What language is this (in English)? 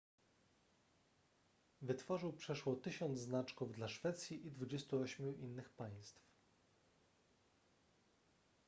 Polish